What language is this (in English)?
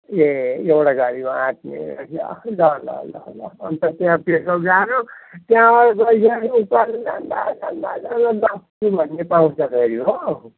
Nepali